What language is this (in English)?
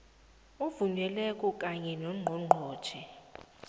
South Ndebele